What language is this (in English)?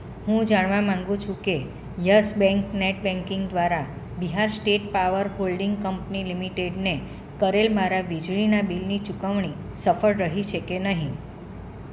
Gujarati